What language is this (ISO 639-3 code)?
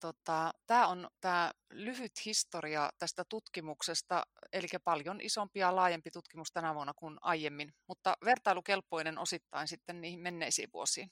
fin